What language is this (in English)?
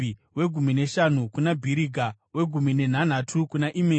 Shona